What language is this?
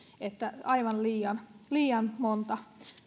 Finnish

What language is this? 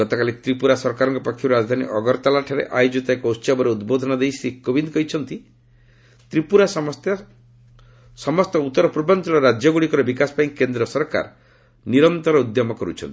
Odia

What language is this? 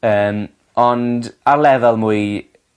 Welsh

